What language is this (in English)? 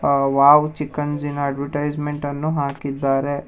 Kannada